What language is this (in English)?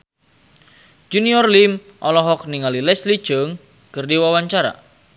Sundanese